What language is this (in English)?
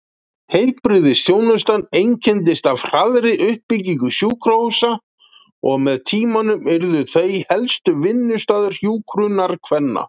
Icelandic